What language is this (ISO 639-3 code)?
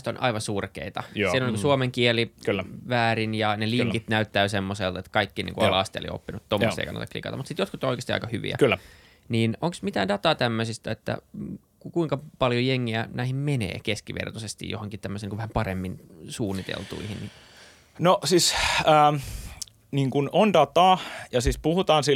fin